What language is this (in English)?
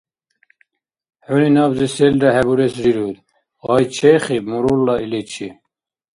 Dargwa